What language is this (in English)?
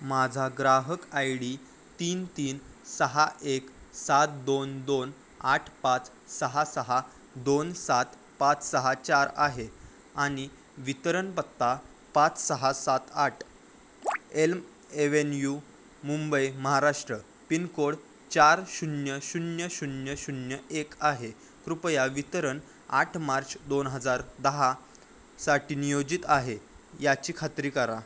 Marathi